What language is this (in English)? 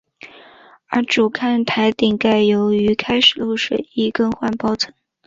Chinese